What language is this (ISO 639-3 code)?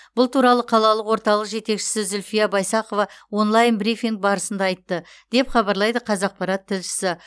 kaz